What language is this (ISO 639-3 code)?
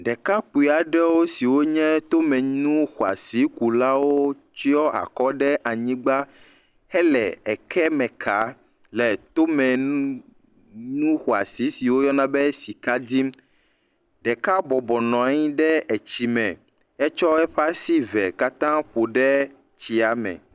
ewe